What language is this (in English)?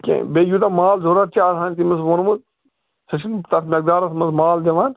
Kashmiri